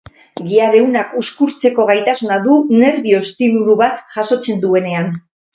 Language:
Basque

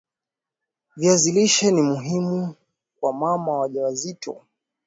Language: Swahili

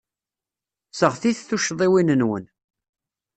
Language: Kabyle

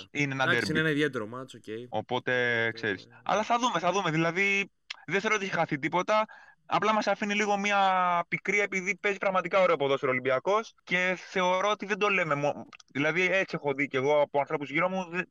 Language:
Greek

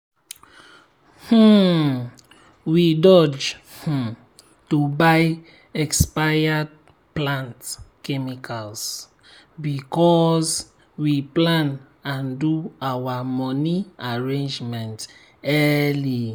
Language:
Nigerian Pidgin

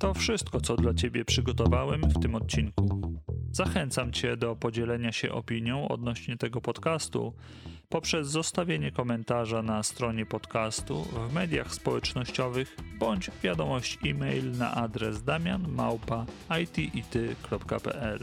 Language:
Polish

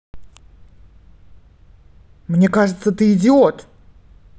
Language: Russian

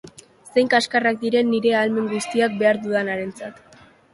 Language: Basque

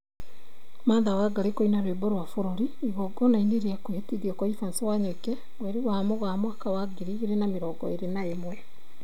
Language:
Kikuyu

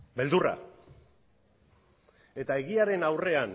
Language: Basque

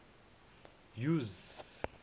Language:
Zulu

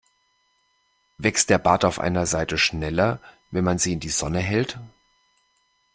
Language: German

